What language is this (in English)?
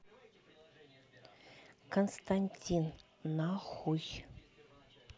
Russian